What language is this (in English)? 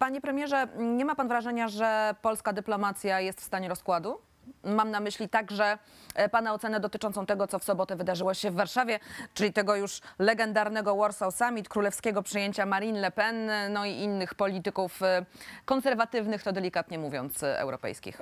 Polish